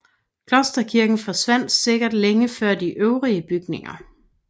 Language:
Danish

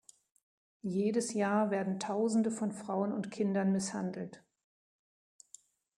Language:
German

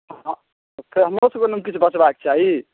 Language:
Maithili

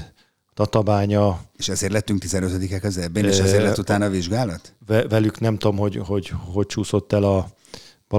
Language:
Hungarian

